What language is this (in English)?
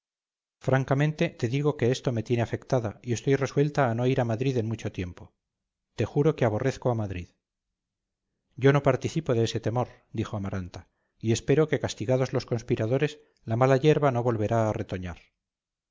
Spanish